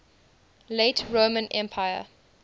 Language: English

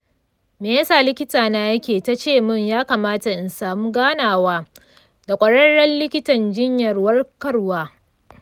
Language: Hausa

